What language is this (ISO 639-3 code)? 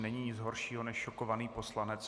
ces